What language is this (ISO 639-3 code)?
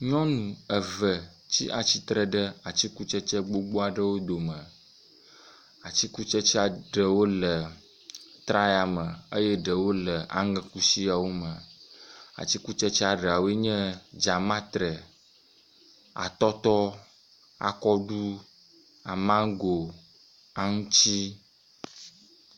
ewe